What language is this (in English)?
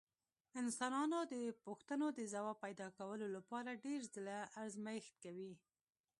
Pashto